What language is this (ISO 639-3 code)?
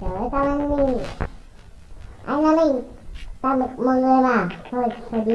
vie